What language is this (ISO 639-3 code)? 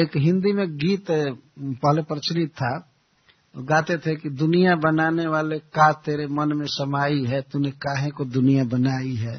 hin